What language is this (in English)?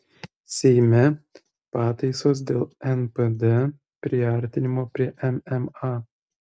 Lithuanian